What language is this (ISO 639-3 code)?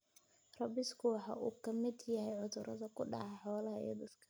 som